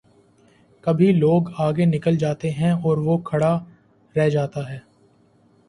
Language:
Urdu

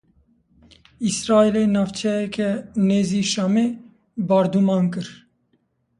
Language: Kurdish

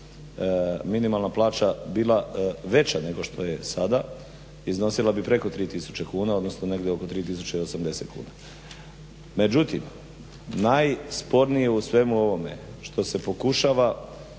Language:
Croatian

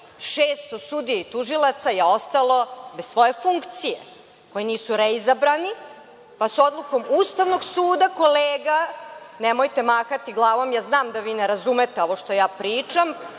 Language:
Serbian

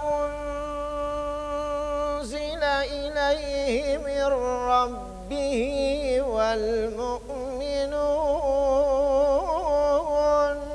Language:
Arabic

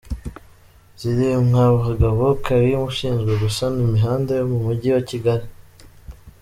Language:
Kinyarwanda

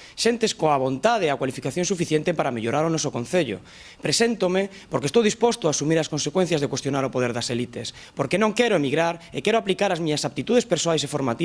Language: Galician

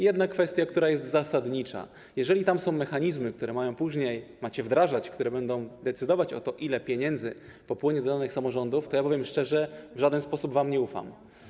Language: Polish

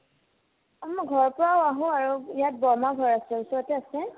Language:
Assamese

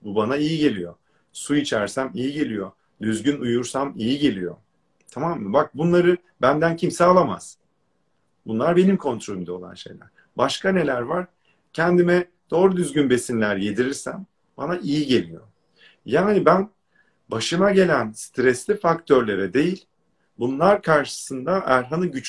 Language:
Turkish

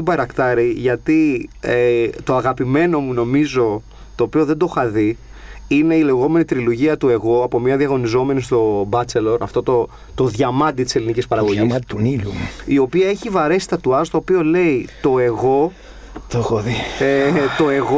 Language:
Greek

